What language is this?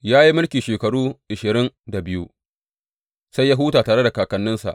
Hausa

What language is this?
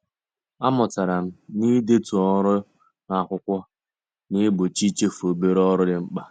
Igbo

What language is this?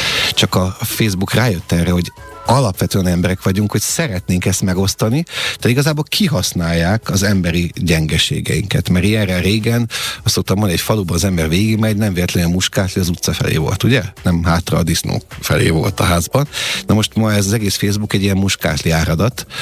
Hungarian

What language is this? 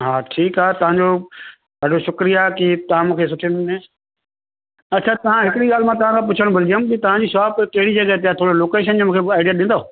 Sindhi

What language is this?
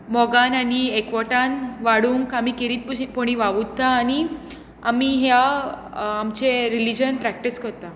Konkani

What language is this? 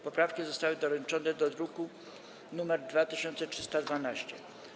Polish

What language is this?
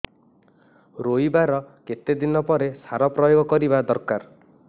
Odia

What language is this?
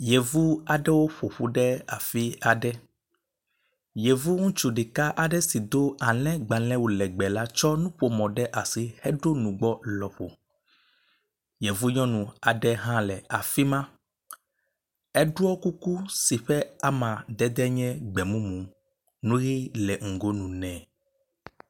Ewe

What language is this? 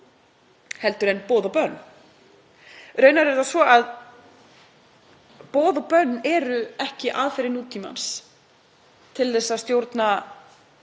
Icelandic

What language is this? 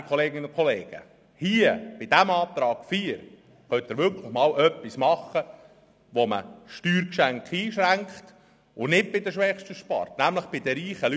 Swiss German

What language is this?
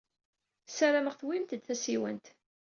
Kabyle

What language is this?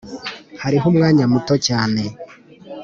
Kinyarwanda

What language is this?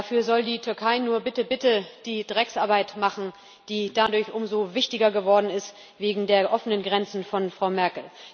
German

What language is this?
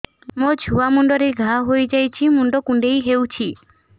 Odia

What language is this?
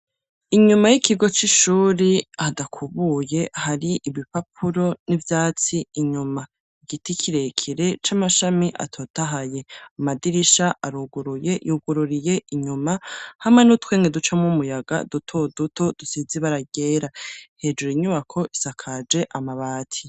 Rundi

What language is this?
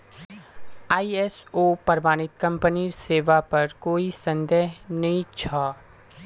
Magahi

